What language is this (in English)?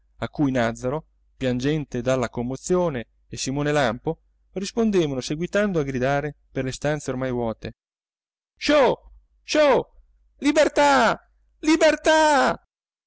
Italian